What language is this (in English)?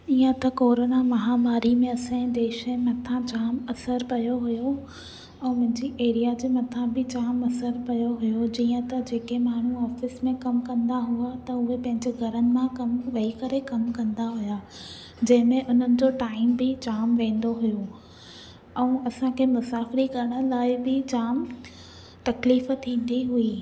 Sindhi